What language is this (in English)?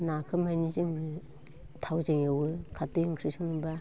Bodo